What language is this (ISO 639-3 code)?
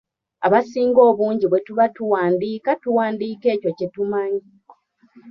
lug